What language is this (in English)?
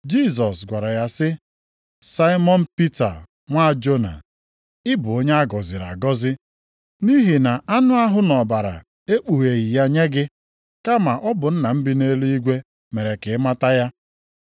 Igbo